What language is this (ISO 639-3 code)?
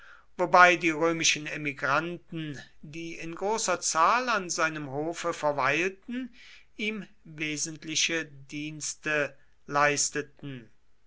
deu